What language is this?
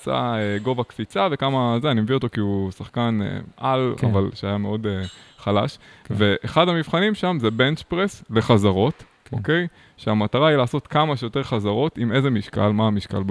Hebrew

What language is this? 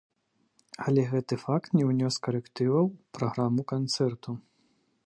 Belarusian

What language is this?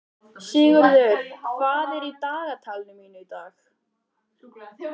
Icelandic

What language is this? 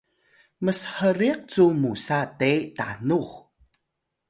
Atayal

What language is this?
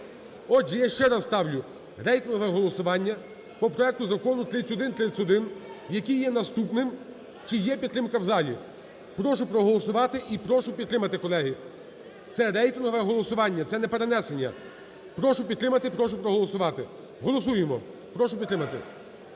Ukrainian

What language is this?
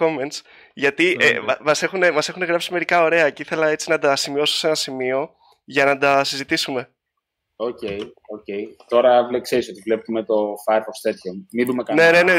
Greek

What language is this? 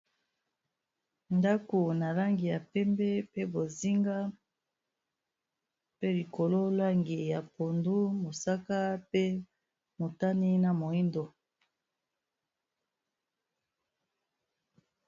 Lingala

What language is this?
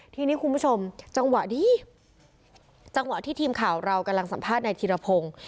Thai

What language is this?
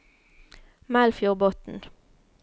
Norwegian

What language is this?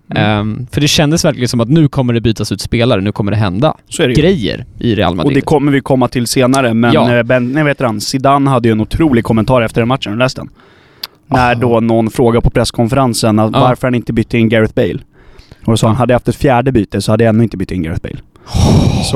Swedish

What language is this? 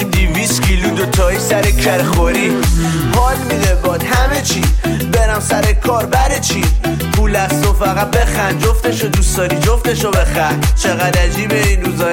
Persian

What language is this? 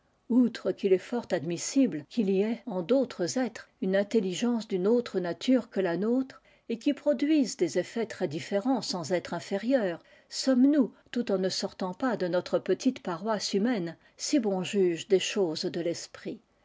French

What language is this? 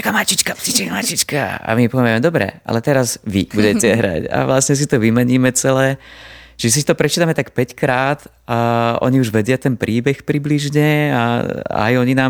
Slovak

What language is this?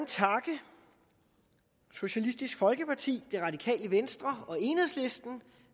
Danish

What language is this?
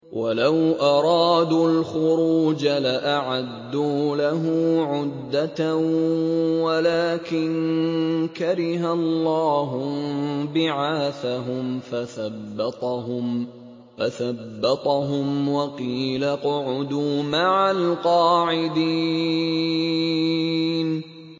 Arabic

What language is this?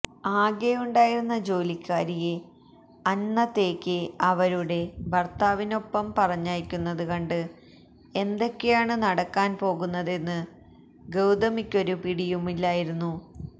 Malayalam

